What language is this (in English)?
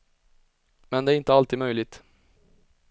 Swedish